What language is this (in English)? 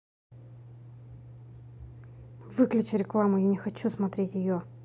Russian